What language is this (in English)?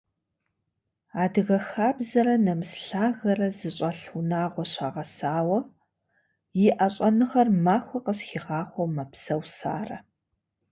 Kabardian